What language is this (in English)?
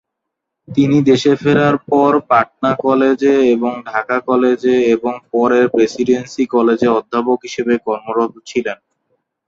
Bangla